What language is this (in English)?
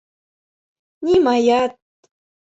Mari